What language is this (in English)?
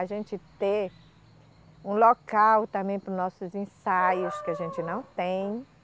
Portuguese